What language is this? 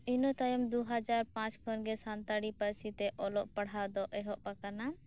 Santali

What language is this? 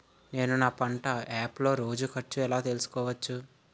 Telugu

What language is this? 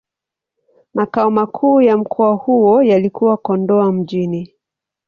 Swahili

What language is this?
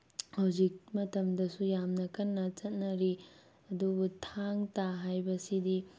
Manipuri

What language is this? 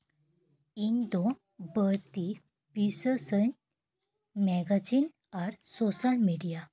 Santali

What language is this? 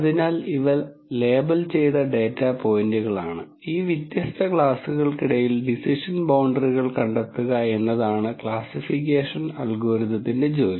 Malayalam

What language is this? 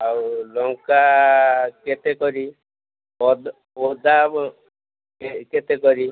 Odia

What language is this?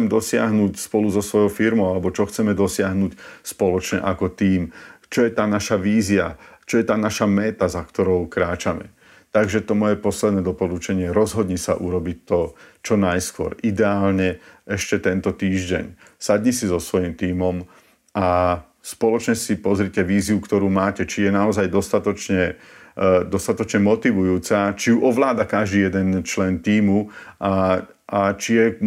Slovak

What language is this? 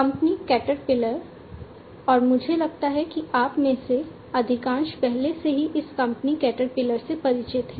Hindi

